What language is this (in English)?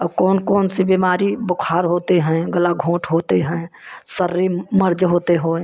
Hindi